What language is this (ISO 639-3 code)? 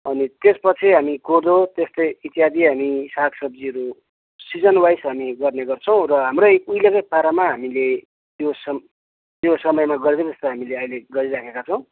nep